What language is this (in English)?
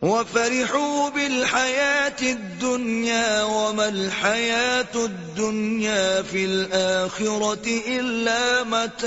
Urdu